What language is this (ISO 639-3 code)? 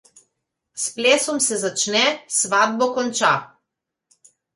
slv